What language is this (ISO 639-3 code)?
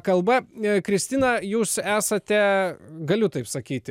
lit